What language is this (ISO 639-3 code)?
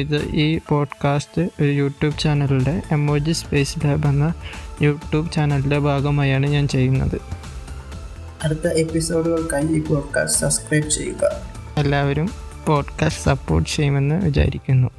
mal